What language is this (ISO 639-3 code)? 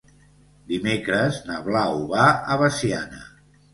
cat